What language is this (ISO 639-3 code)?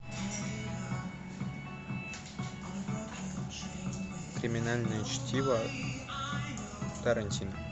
rus